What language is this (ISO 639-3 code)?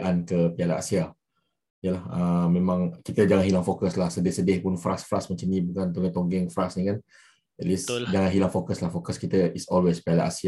msa